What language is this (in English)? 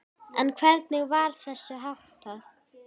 Icelandic